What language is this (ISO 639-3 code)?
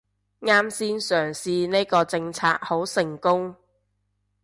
yue